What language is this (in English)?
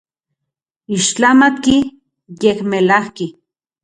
Central Puebla Nahuatl